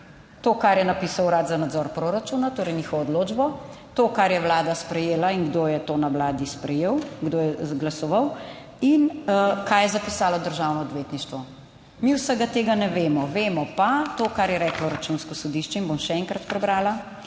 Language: Slovenian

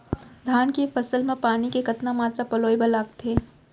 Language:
Chhattisgarhi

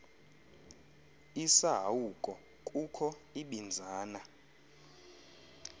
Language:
Xhosa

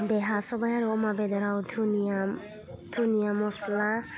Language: Bodo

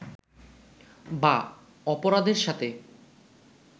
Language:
Bangla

